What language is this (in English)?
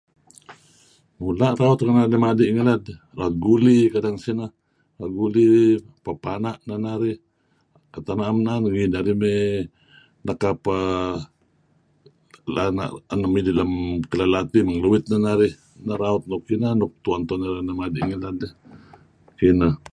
Kelabit